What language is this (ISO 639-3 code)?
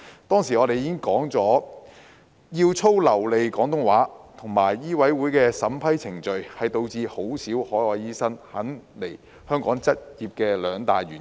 yue